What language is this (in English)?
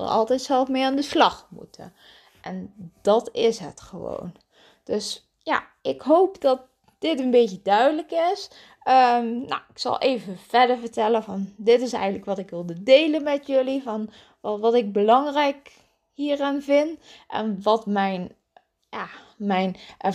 Dutch